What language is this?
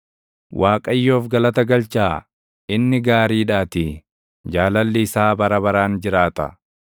Oromo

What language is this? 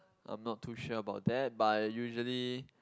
English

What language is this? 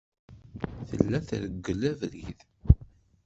Kabyle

